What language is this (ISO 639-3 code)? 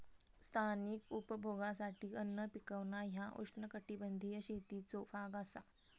mar